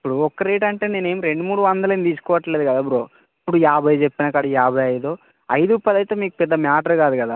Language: Telugu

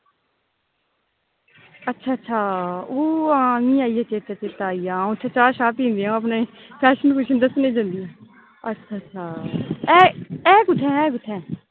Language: Dogri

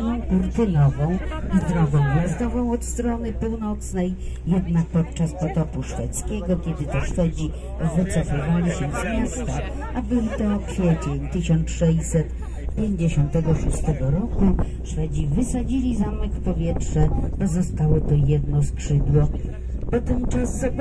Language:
Polish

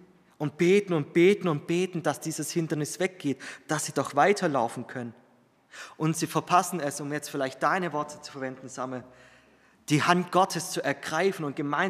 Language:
German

